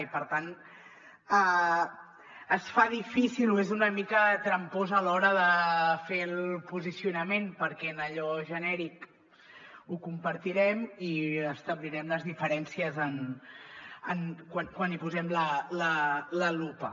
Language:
Catalan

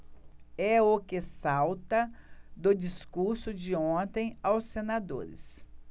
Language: Portuguese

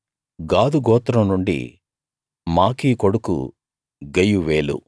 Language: Telugu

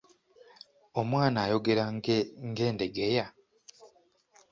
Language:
Ganda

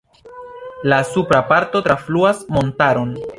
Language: Esperanto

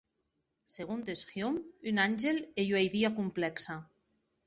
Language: Occitan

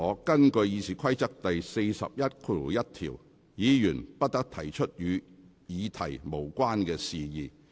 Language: Cantonese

